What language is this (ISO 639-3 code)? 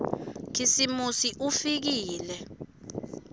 ssw